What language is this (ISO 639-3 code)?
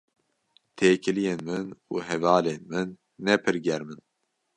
kur